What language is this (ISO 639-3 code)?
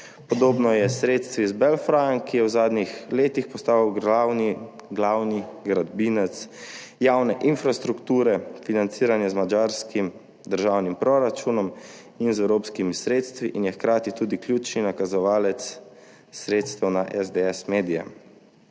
slv